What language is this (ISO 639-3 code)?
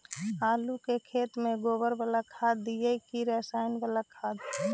mag